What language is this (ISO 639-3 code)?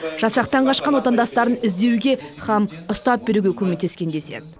kaz